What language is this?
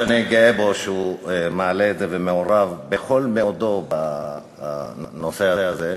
Hebrew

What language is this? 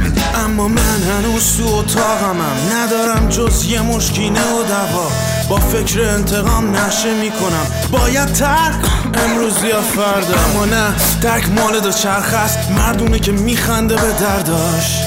Persian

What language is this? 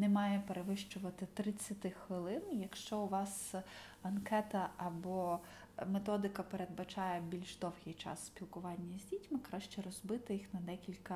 Ukrainian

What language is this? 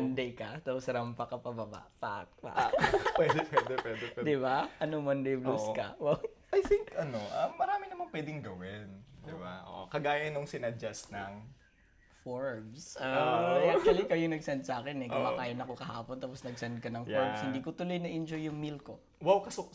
Filipino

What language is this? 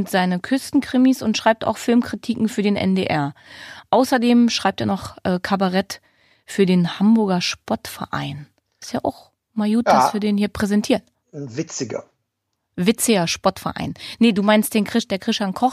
German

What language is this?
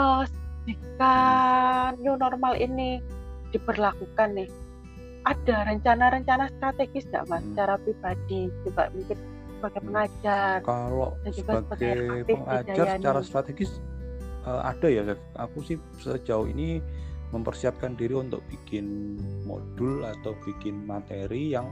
Indonesian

